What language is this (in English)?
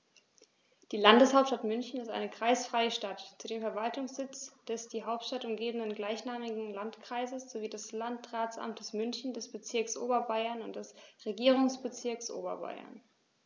German